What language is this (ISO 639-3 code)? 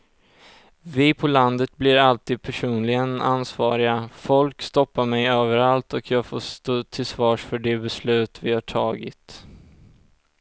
swe